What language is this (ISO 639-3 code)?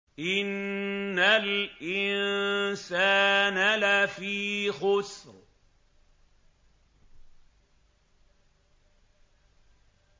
ara